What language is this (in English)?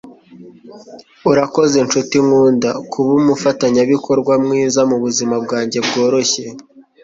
Kinyarwanda